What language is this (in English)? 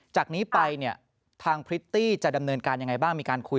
Thai